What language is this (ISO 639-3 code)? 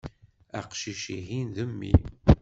kab